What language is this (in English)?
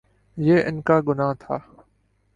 Urdu